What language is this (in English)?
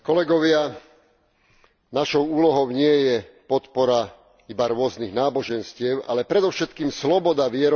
Slovak